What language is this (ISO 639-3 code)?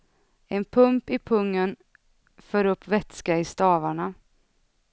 swe